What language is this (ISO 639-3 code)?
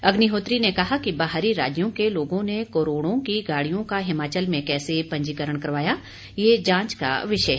hin